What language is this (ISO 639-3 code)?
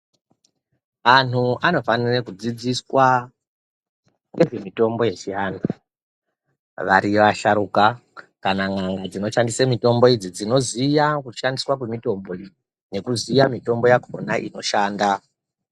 ndc